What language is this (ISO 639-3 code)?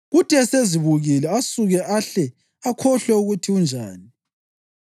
nde